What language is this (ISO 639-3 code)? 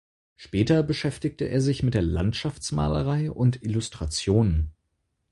deu